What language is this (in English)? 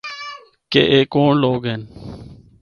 Northern Hindko